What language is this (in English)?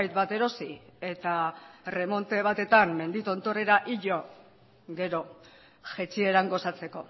Basque